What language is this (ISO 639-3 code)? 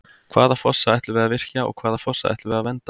isl